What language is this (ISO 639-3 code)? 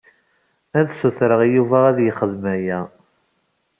kab